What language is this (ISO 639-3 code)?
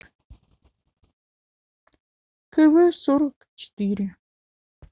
rus